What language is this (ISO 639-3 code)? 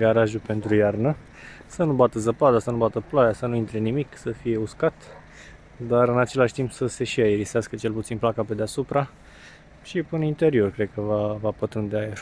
ron